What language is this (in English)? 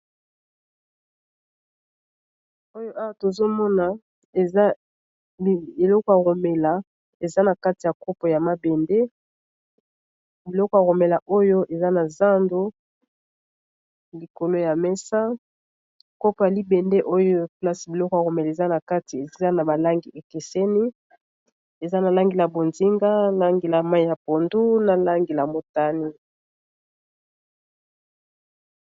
Lingala